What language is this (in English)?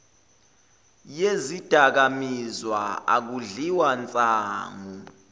Zulu